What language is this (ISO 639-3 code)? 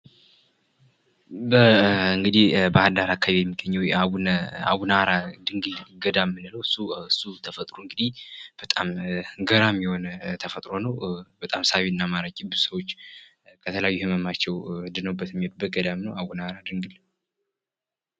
amh